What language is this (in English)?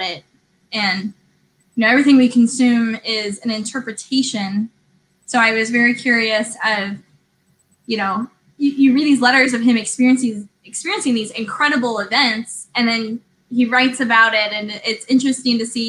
English